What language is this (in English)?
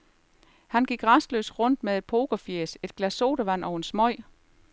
Danish